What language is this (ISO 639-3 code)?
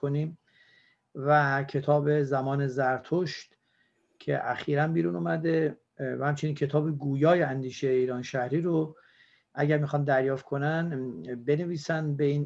fas